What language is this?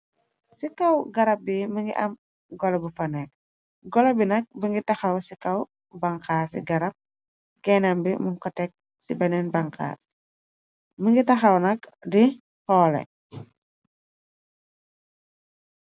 Wolof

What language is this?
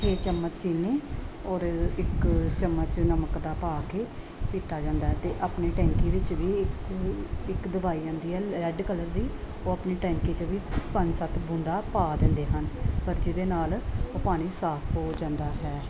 Punjabi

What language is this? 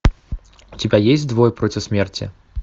Russian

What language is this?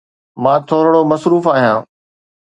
Sindhi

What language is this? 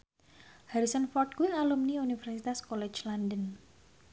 Javanese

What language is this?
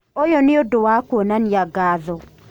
Kikuyu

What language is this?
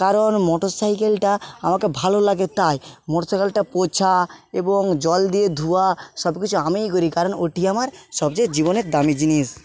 Bangla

